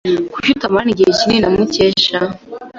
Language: Kinyarwanda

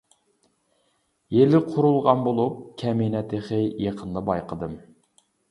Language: Uyghur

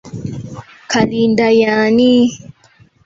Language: Ganda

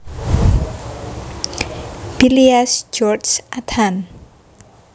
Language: Javanese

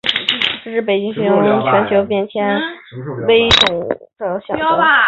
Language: Chinese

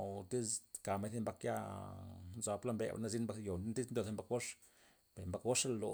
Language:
Loxicha Zapotec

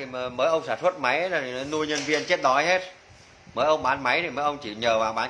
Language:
Vietnamese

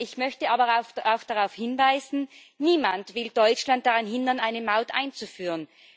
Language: German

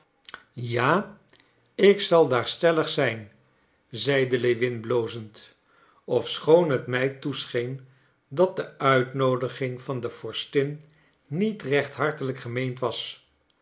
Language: Dutch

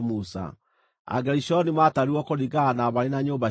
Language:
Kikuyu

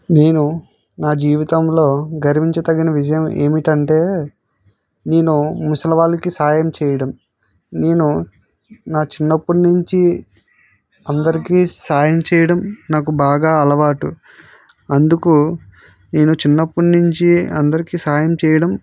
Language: Telugu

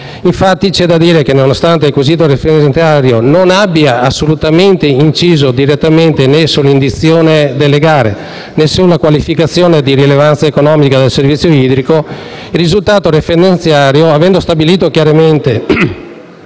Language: Italian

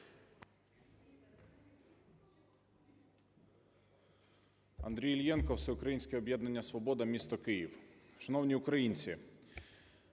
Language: Ukrainian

